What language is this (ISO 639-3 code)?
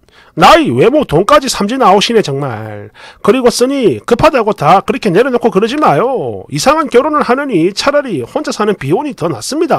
kor